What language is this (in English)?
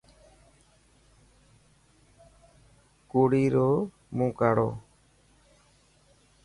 Dhatki